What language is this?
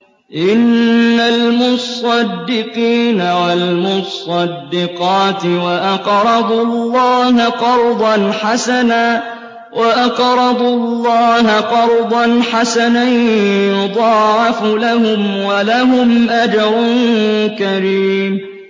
Arabic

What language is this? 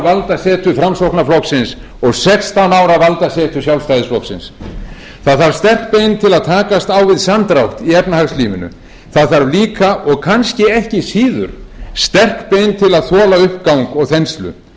Icelandic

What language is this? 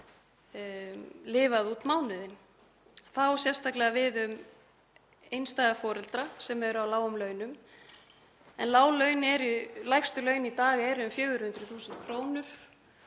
Icelandic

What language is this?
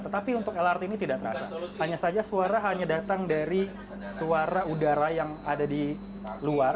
Indonesian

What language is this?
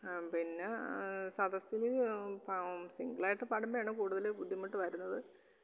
Malayalam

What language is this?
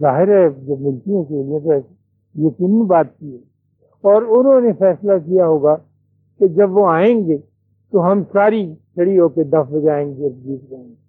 Urdu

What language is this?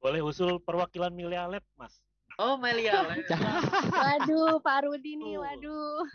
Indonesian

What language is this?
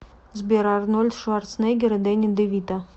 Russian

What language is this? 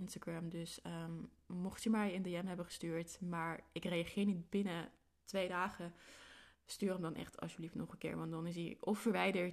Dutch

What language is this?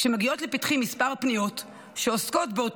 Hebrew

